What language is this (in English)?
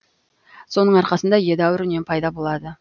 Kazakh